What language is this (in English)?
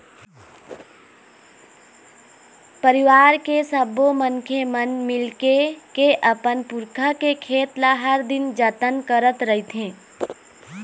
Chhattisgarhi